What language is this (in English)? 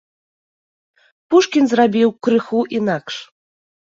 Belarusian